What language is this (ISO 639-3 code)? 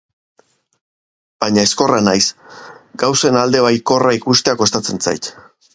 eus